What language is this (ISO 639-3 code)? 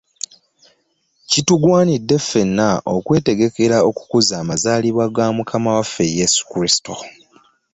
lug